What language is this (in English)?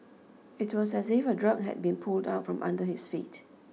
English